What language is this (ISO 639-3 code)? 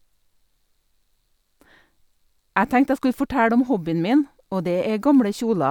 nor